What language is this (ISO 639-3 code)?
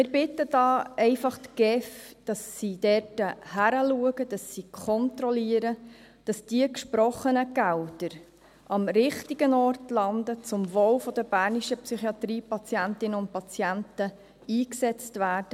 gsw